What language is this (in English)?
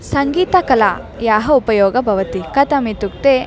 Sanskrit